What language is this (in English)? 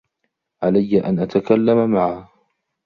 Arabic